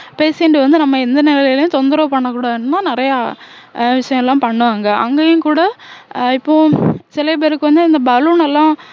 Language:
Tamil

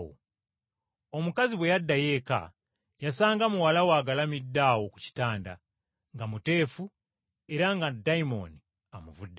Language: Ganda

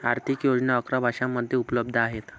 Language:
Marathi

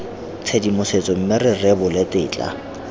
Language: Tswana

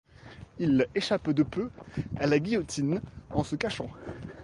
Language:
French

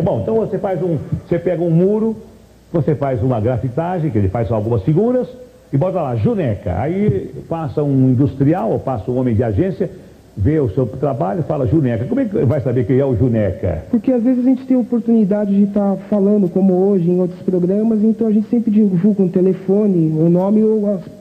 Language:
Portuguese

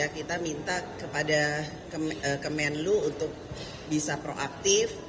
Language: Indonesian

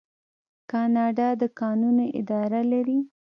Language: Pashto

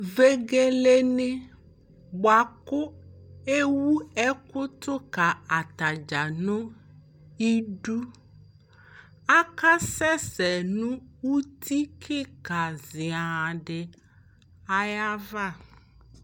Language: Ikposo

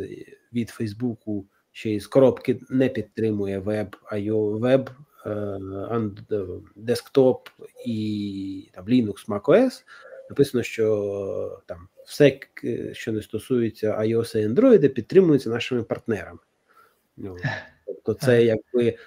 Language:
Ukrainian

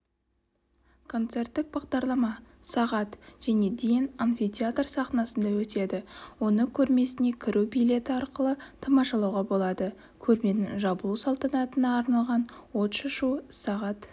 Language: Kazakh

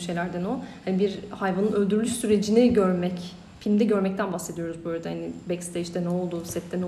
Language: Turkish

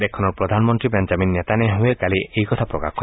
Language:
Assamese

